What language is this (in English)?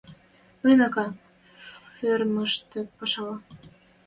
Western Mari